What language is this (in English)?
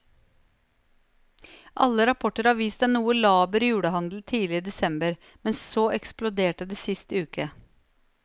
Norwegian